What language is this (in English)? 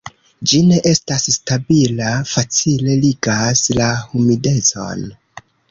Esperanto